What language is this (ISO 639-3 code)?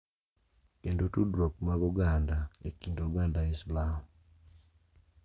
luo